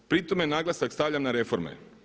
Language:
Croatian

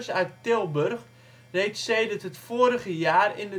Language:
Dutch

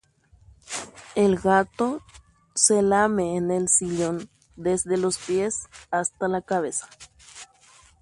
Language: Guarani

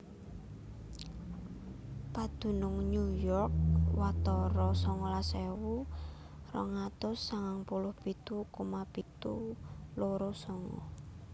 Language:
Javanese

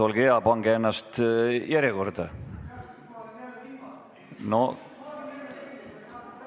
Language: Estonian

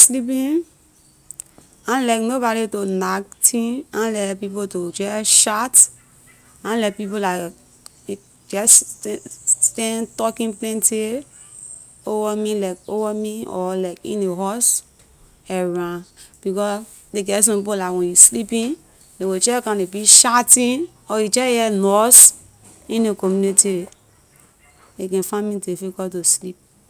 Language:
Liberian English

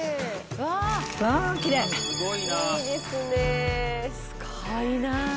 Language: Japanese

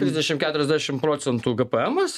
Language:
Lithuanian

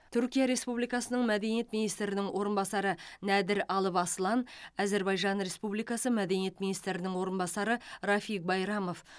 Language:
Kazakh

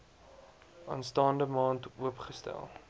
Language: Afrikaans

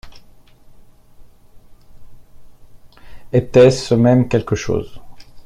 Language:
French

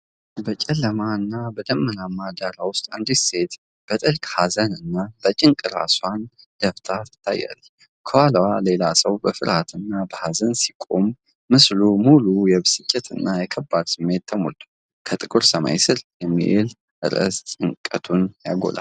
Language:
Amharic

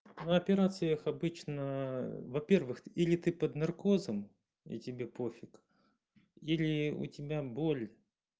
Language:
Russian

